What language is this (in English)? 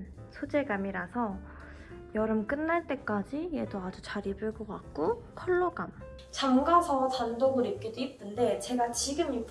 Korean